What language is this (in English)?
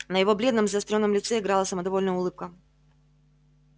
Russian